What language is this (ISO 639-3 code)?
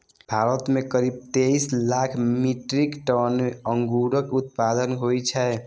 mai